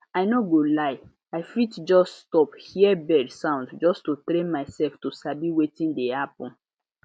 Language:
Nigerian Pidgin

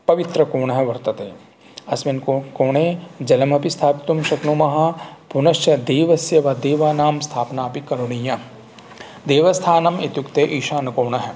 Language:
Sanskrit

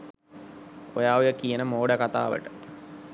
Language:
Sinhala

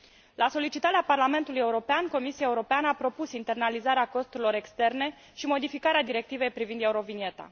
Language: Romanian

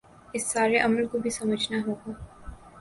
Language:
Urdu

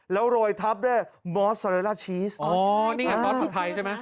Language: Thai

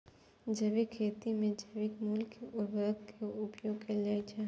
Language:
Maithili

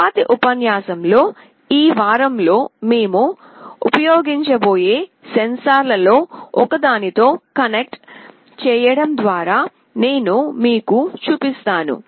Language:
Telugu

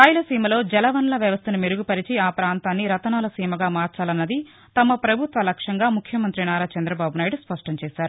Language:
Telugu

